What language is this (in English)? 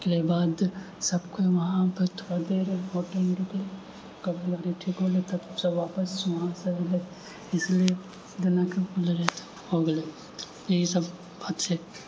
Maithili